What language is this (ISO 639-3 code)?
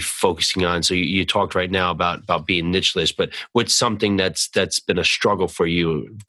eng